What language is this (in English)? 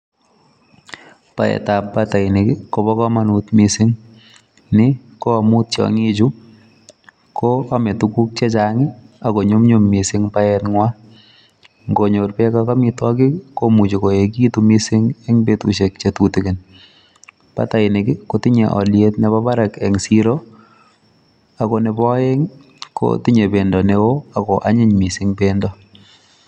Kalenjin